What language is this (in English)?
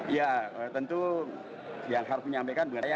Indonesian